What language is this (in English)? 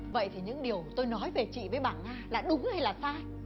Vietnamese